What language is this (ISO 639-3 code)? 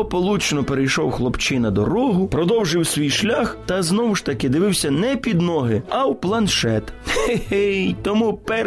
ukr